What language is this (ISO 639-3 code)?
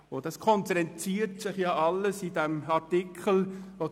gsw